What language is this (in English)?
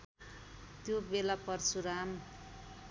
Nepali